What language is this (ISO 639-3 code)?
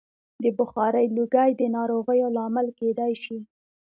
pus